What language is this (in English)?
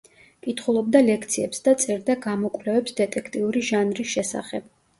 Georgian